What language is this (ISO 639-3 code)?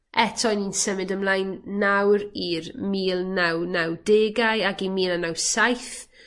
cym